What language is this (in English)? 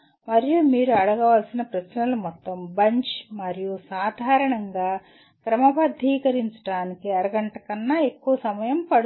Telugu